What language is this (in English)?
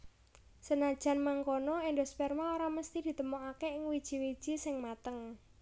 Javanese